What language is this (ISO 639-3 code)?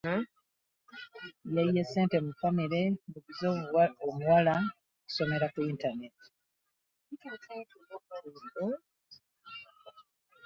lug